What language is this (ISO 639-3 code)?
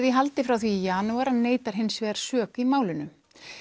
isl